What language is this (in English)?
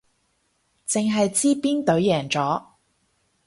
Cantonese